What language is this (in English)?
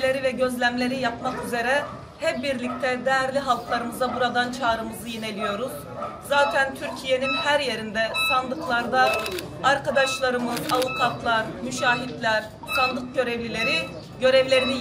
Turkish